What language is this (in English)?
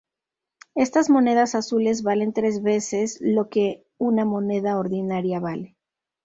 Spanish